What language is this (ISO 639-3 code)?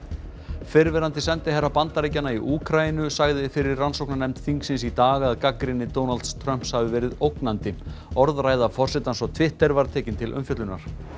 isl